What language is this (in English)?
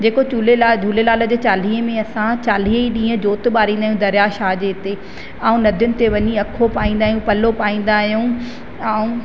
Sindhi